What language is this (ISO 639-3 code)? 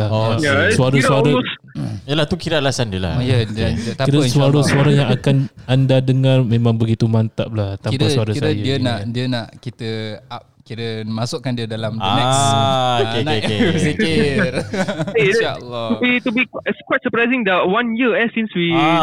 msa